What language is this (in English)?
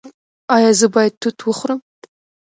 Pashto